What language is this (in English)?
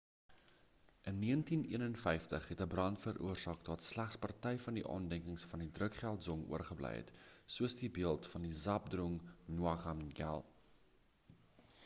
Afrikaans